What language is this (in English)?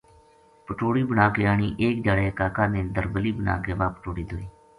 Gujari